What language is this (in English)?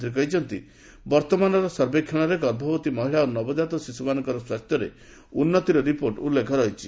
Odia